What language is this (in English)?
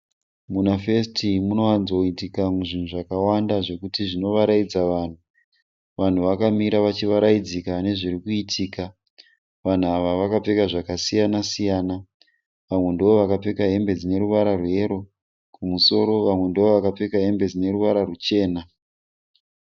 Shona